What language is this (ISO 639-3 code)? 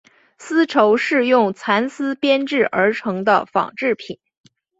zho